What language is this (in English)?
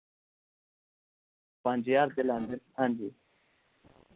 Dogri